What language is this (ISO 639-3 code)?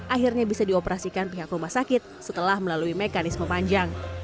ind